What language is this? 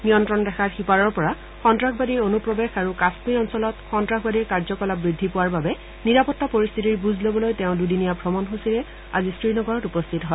Assamese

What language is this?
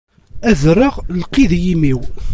Kabyle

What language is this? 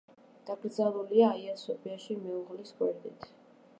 Georgian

